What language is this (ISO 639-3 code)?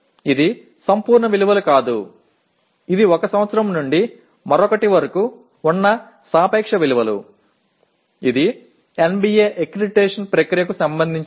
tam